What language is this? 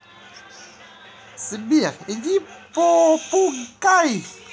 Russian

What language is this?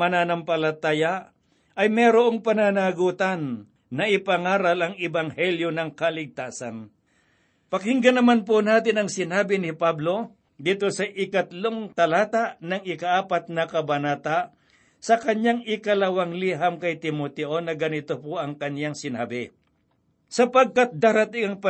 Filipino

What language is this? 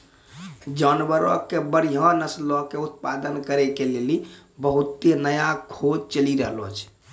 Maithili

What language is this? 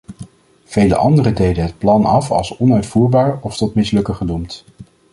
Dutch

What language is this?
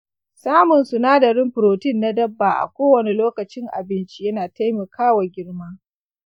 Hausa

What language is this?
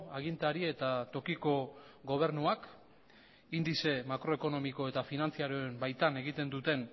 Basque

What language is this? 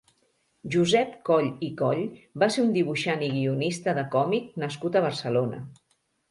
Catalan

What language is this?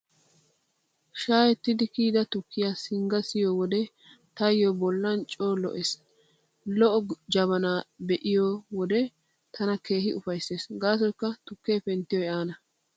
Wolaytta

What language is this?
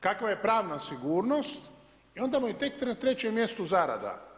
Croatian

